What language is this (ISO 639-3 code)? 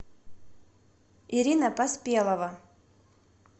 rus